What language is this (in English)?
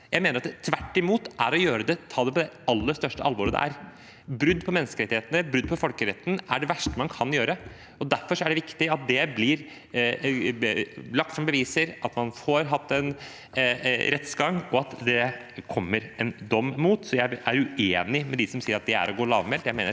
Norwegian